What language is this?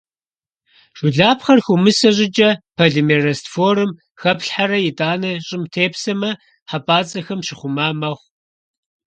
Kabardian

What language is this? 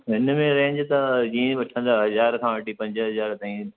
Sindhi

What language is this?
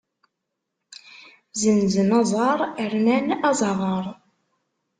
Kabyle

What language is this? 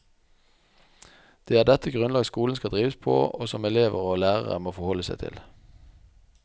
Norwegian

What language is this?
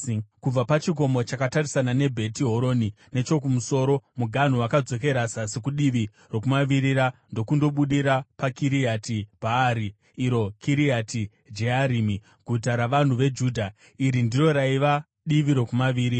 Shona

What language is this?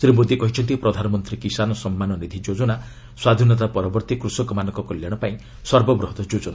Odia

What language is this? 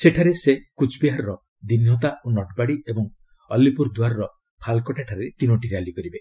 Odia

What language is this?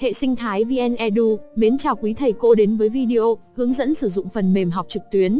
Vietnamese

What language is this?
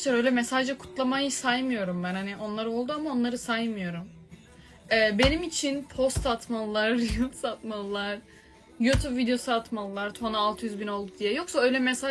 Turkish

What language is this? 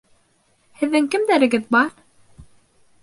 Bashkir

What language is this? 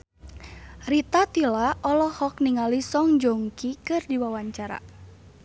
Sundanese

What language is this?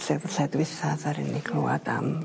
Welsh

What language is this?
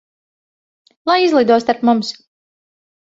Latvian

